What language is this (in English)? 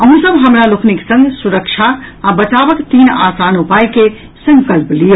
Maithili